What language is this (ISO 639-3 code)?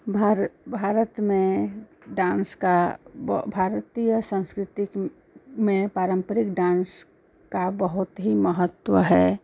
hin